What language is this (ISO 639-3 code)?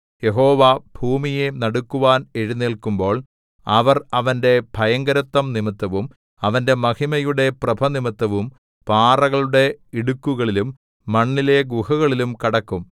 mal